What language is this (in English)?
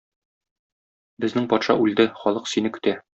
Tatar